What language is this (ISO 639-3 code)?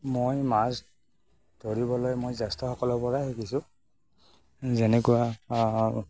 asm